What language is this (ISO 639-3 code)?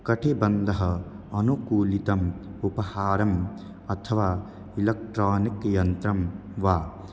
san